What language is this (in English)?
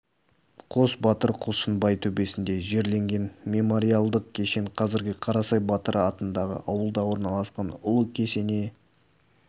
Kazakh